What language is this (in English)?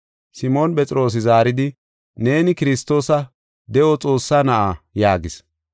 Gofa